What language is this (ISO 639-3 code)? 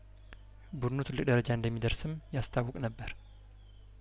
amh